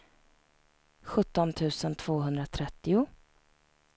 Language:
Swedish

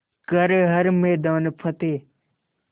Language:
Hindi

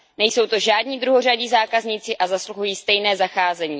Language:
Czech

